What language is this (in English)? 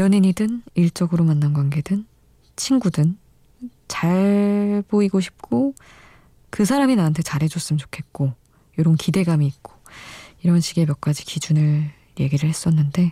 Korean